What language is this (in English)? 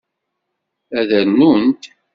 Kabyle